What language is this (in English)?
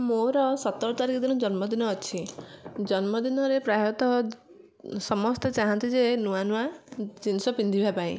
Odia